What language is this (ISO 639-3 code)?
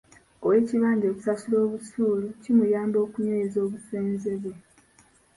lug